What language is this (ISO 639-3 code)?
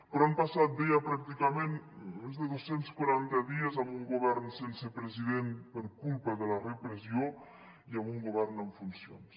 cat